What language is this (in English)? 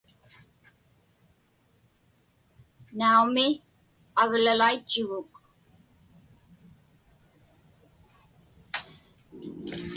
Inupiaq